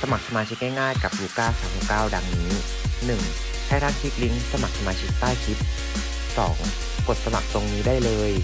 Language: Thai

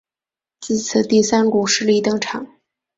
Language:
Chinese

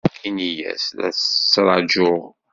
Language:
Kabyle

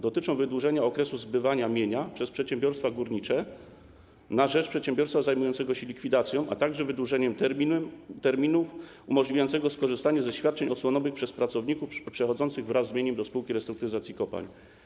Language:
Polish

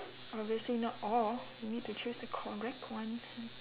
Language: English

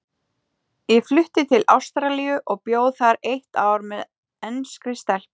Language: Icelandic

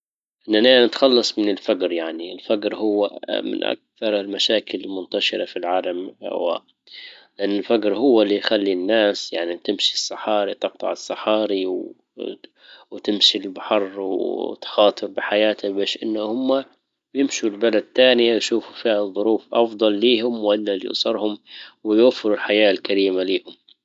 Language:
Libyan Arabic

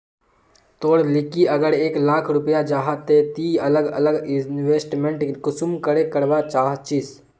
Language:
Magahi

